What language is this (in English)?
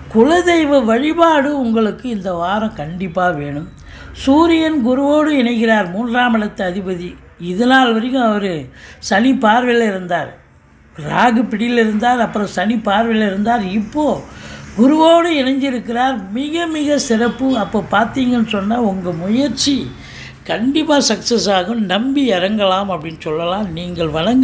Tamil